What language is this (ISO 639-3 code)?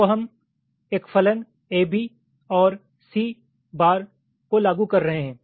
hin